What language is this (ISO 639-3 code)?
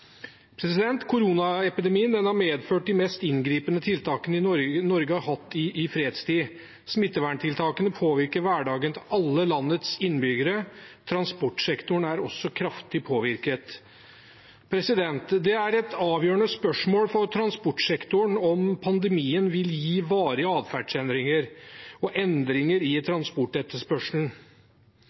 nob